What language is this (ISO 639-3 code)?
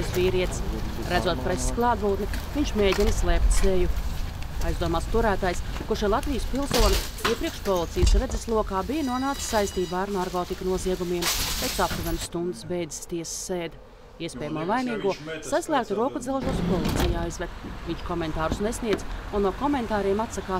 lav